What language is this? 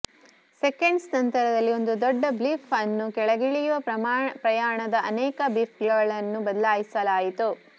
Kannada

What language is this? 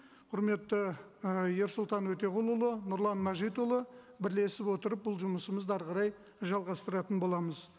Kazakh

